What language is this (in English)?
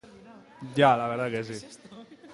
Basque